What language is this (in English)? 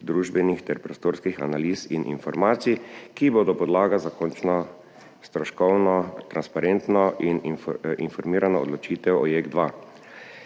Slovenian